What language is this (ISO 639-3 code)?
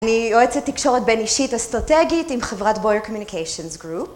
heb